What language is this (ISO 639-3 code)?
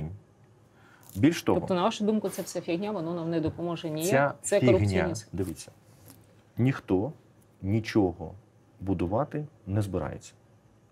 ukr